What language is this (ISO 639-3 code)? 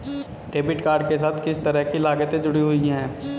hin